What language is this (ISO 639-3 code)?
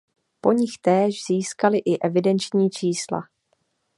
ces